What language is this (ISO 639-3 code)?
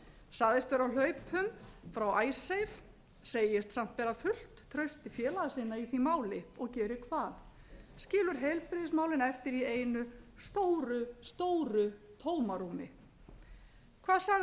isl